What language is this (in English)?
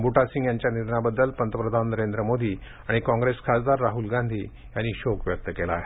Marathi